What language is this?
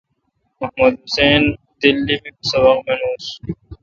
Kalkoti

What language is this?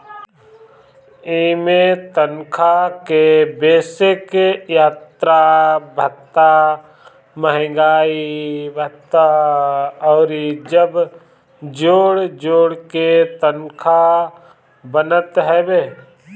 Bhojpuri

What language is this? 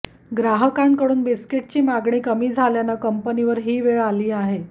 Marathi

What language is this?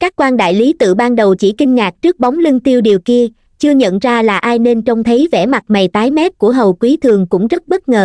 Vietnamese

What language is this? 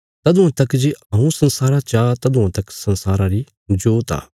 Bilaspuri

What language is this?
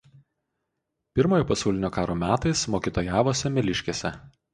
Lithuanian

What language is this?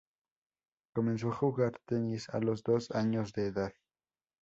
Spanish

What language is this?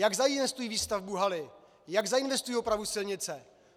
Czech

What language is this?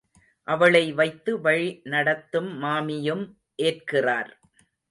Tamil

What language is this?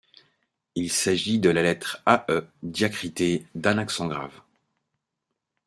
French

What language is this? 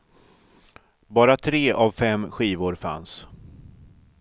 Swedish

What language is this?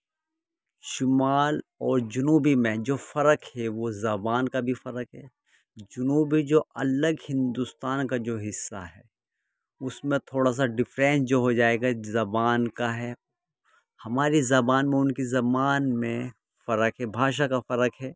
Urdu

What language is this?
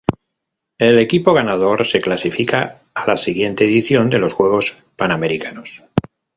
Spanish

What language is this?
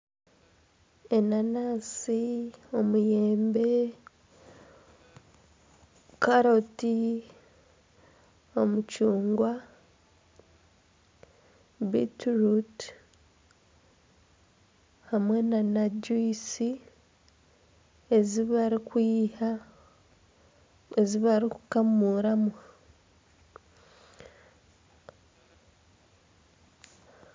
Nyankole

